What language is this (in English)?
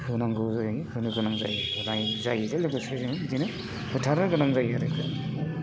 Bodo